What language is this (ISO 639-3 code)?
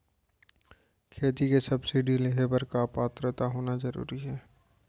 hne